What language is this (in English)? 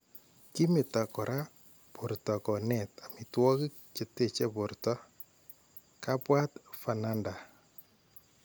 Kalenjin